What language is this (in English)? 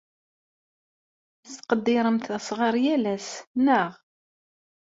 Kabyle